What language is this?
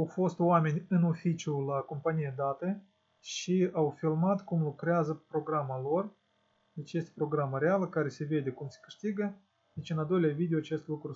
Russian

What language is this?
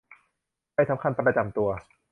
Thai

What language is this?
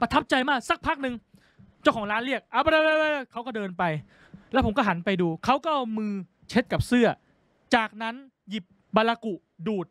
Thai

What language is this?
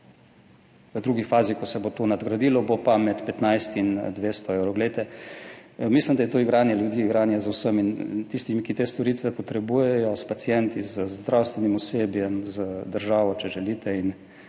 Slovenian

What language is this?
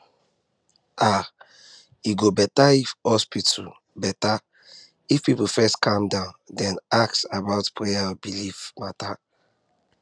Nigerian Pidgin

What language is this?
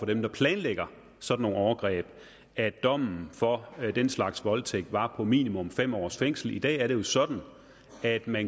Danish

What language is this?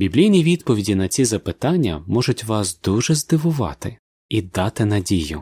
Ukrainian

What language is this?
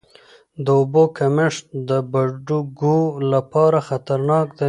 Pashto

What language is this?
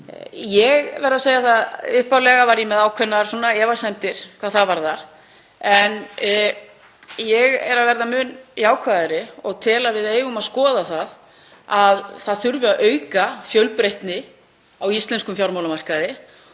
Icelandic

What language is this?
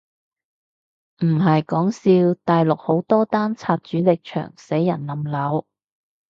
Cantonese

